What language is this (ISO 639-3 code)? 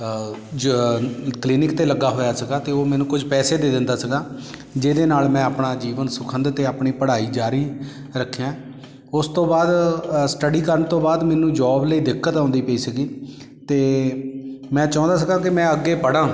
pan